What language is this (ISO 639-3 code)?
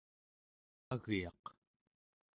esu